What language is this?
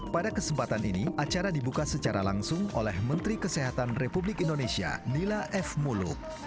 Indonesian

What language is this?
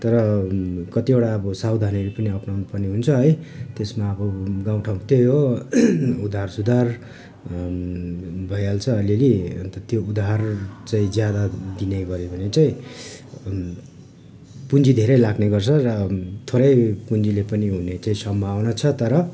Nepali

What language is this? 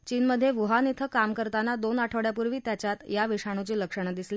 Marathi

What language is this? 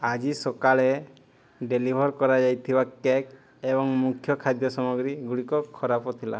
Odia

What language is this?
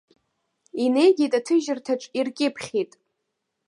Abkhazian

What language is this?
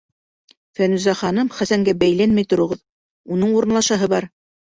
Bashkir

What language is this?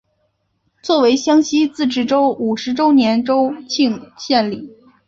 Chinese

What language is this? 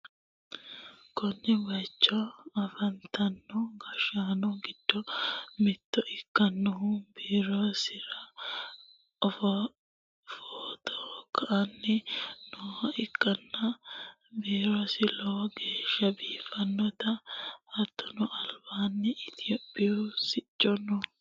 Sidamo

